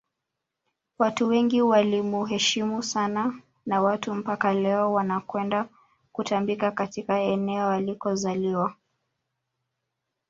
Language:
Swahili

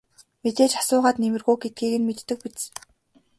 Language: Mongolian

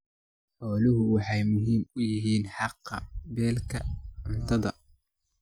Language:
Somali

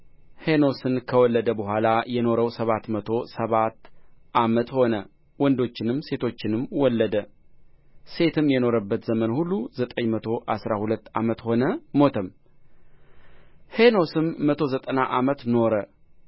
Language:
Amharic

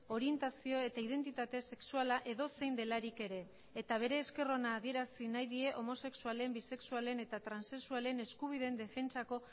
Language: Basque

